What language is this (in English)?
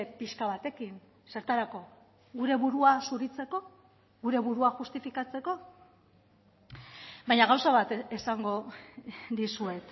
Basque